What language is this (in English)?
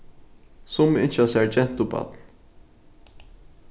Faroese